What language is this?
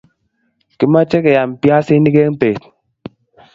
Kalenjin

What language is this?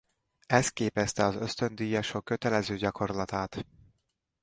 Hungarian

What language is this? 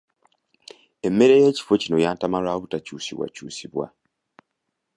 Ganda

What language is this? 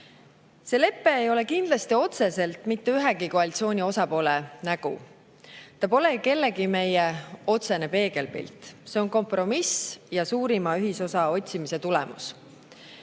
Estonian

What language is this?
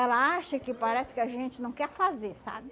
Portuguese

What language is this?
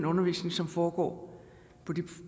Danish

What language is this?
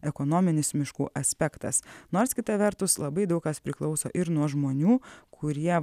Lithuanian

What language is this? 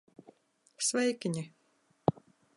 Latvian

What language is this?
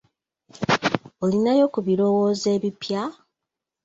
Ganda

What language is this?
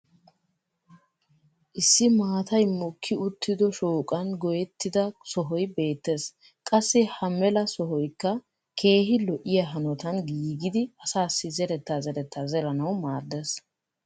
Wolaytta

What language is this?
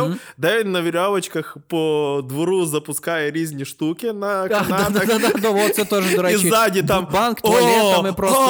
Ukrainian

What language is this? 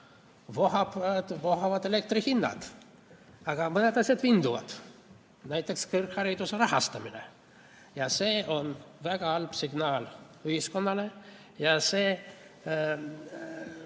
Estonian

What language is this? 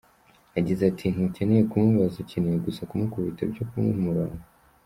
Kinyarwanda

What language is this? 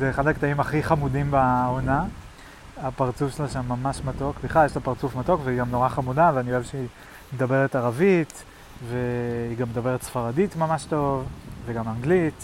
Hebrew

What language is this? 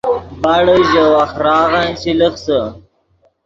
Yidgha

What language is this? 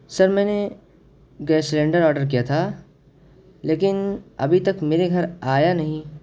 Urdu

